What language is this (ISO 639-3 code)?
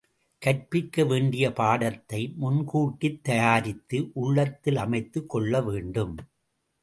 tam